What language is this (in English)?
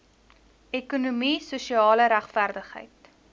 Afrikaans